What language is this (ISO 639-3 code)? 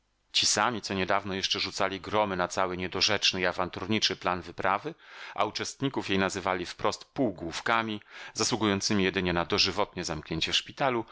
pol